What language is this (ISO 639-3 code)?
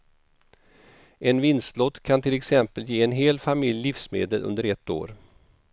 swe